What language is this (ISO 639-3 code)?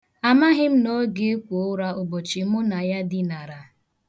ibo